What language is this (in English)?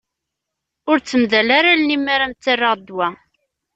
Kabyle